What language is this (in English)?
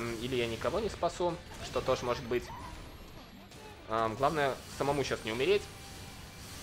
Russian